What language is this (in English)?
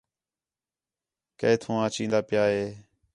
Khetrani